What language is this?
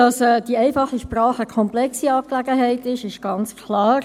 Swiss German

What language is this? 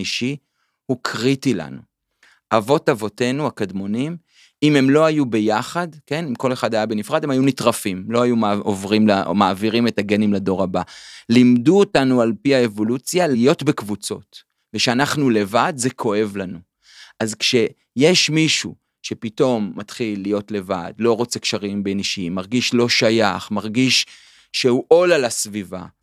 Hebrew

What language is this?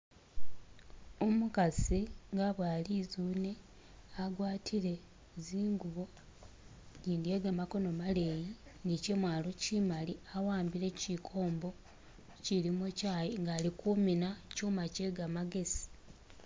Masaaba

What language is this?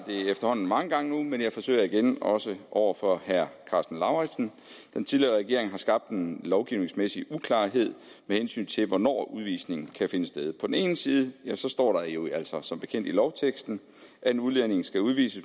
Danish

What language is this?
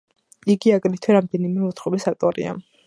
Georgian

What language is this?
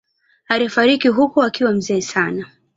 Swahili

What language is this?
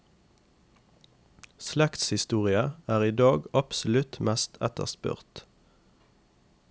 Norwegian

